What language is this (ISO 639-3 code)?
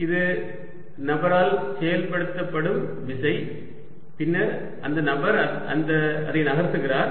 tam